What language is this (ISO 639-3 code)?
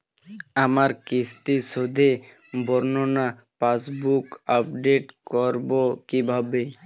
ben